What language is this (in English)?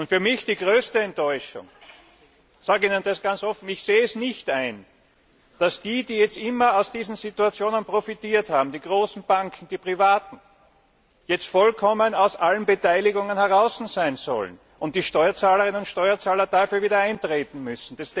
German